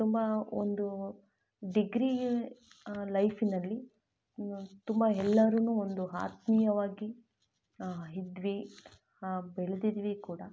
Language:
Kannada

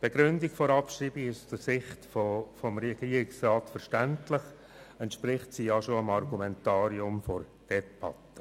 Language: Swiss German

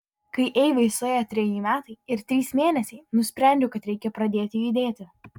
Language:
Lithuanian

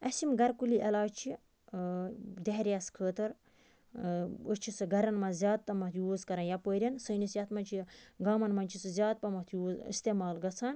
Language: Kashmiri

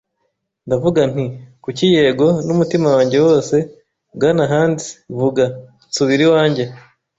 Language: Kinyarwanda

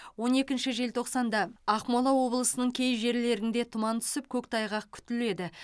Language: Kazakh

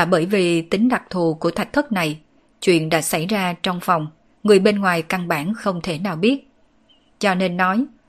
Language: Vietnamese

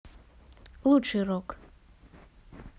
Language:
Russian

